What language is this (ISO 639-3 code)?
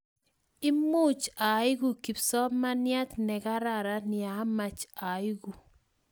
kln